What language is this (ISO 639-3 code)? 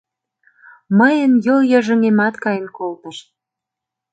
chm